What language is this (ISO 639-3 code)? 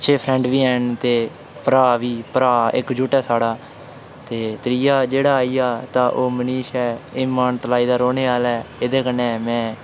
doi